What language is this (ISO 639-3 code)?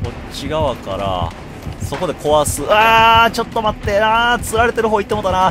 jpn